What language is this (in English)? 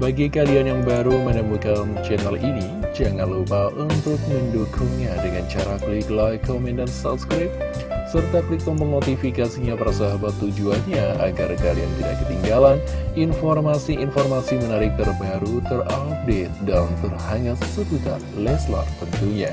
Indonesian